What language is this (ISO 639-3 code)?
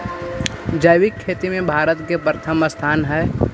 mag